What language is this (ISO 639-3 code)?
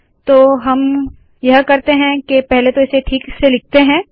hin